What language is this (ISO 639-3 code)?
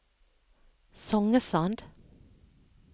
nor